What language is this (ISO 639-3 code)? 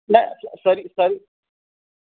san